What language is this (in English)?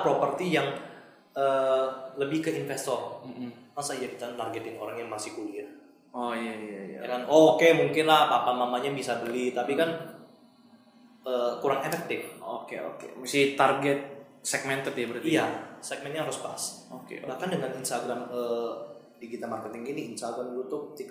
Indonesian